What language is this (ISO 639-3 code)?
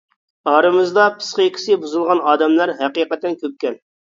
uig